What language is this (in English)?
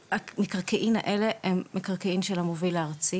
Hebrew